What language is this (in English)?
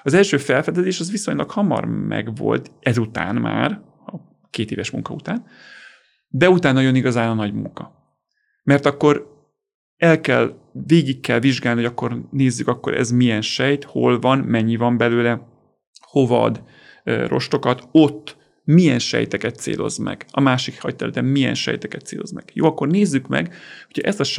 Hungarian